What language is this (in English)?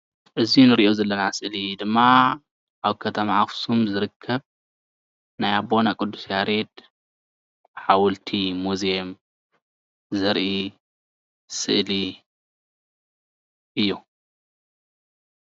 Tigrinya